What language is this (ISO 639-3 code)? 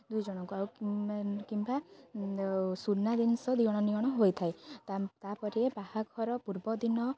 ori